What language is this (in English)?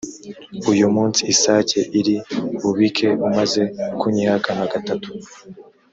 Kinyarwanda